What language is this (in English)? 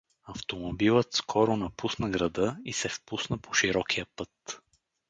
Bulgarian